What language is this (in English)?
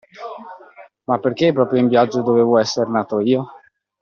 Italian